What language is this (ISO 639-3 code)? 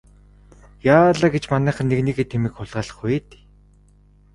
mon